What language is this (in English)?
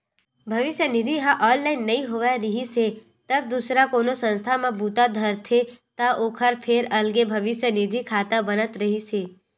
Chhattisgarhi